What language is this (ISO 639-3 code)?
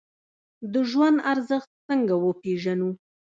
pus